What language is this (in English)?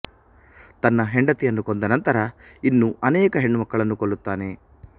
Kannada